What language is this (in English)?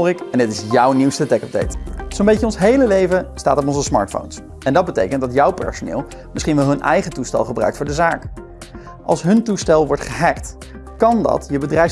Dutch